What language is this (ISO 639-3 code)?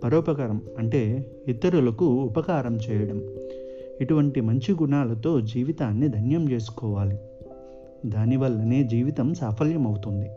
tel